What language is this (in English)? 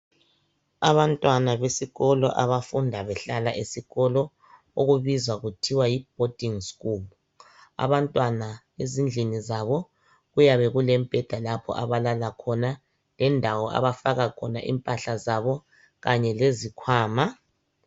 North Ndebele